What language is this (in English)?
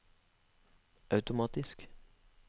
Norwegian